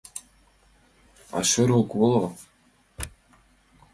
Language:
Mari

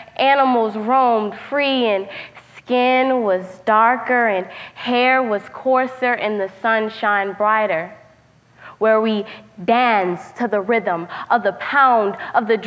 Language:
English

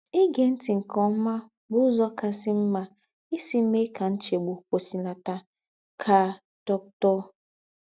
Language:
Igbo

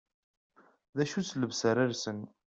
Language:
Kabyle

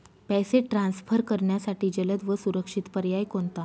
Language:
Marathi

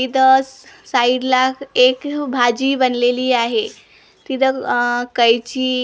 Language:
Marathi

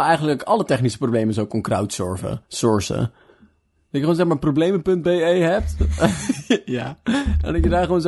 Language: Dutch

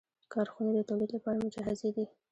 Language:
Pashto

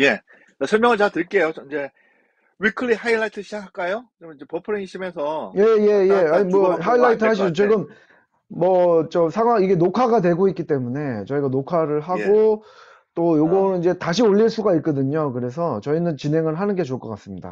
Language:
Korean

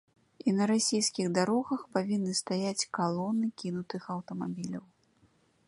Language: Belarusian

